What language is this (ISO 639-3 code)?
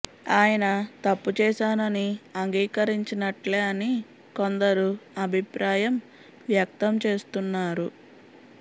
tel